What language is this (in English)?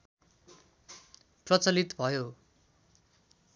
Nepali